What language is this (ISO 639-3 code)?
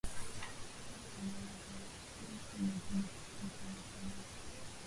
swa